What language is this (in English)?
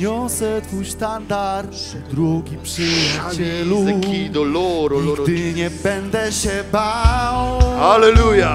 Polish